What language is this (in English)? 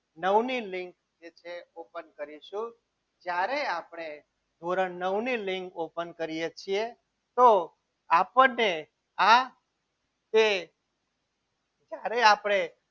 Gujarati